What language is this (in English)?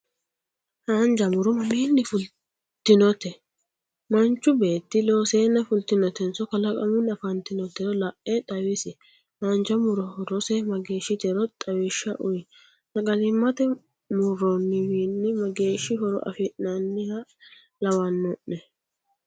Sidamo